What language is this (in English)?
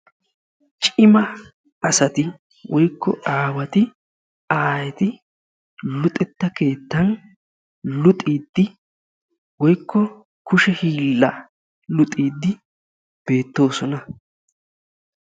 Wolaytta